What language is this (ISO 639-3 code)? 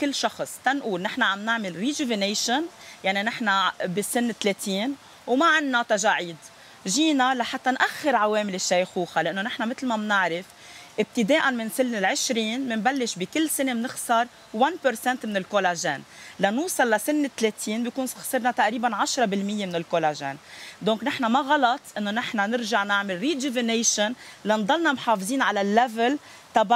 ara